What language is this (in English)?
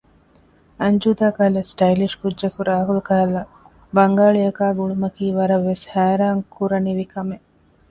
Divehi